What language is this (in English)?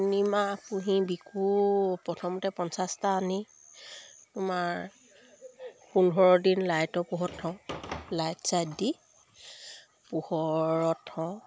Assamese